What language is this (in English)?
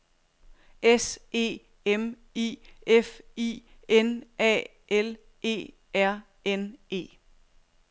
Danish